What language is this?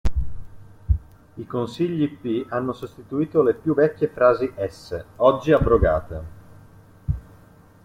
Italian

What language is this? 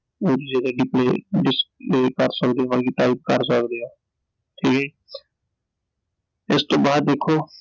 Punjabi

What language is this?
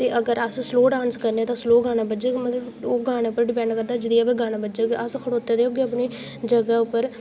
Dogri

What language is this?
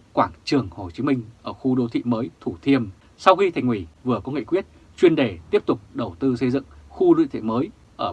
Vietnamese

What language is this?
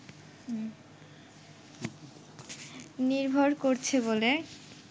Bangla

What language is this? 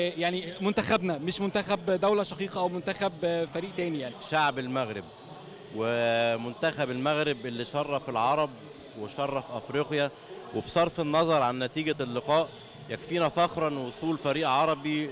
Arabic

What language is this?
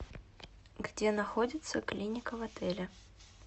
Russian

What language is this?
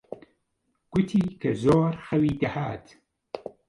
Central Kurdish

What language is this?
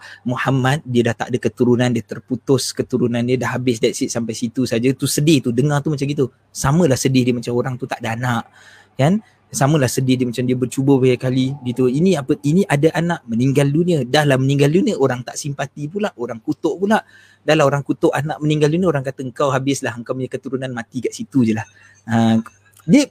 Malay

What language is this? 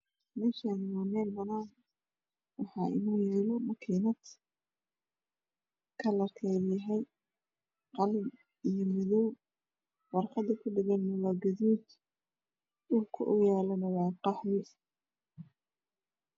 Somali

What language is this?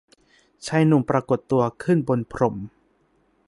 Thai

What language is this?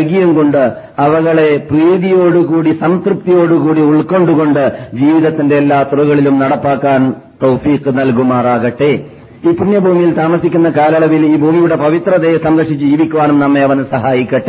Malayalam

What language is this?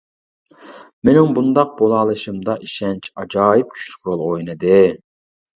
Uyghur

